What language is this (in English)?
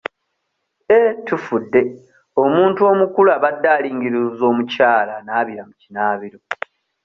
Ganda